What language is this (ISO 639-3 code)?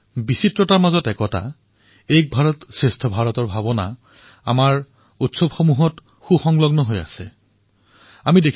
asm